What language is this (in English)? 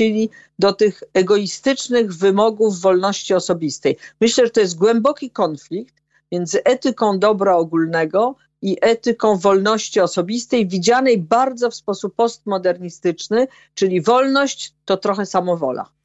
Polish